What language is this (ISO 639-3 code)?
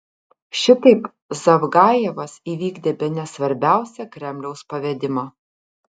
lit